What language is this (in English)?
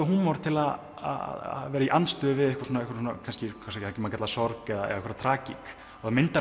Icelandic